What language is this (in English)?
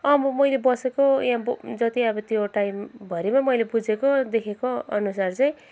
Nepali